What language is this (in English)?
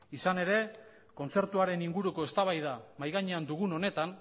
Basque